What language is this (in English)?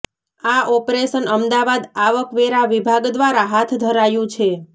Gujarati